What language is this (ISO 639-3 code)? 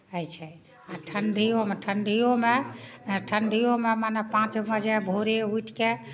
mai